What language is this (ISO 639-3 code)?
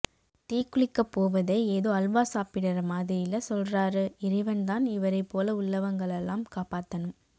tam